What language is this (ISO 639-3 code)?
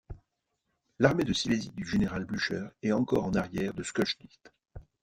fra